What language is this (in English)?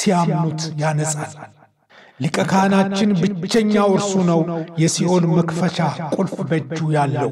Arabic